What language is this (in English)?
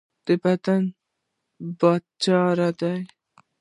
Pashto